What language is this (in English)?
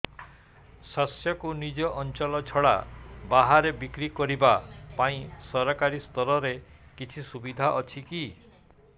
Odia